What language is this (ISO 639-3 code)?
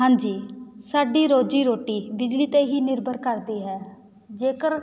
pan